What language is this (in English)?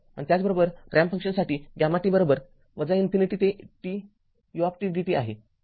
Marathi